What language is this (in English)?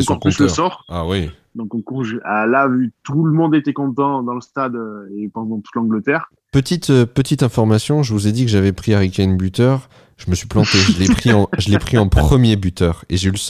French